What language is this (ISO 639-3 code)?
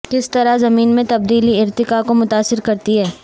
urd